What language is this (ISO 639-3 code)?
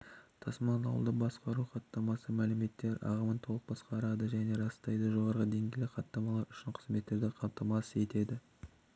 kaz